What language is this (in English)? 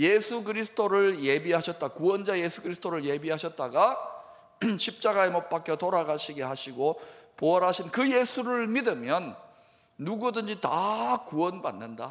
Korean